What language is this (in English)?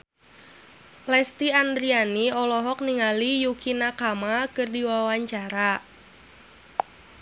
Sundanese